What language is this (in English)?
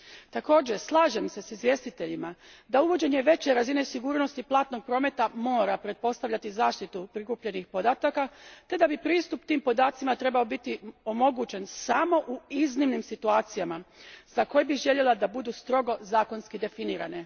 Croatian